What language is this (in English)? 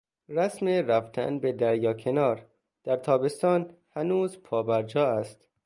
Persian